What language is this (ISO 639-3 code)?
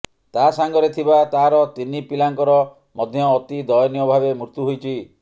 ori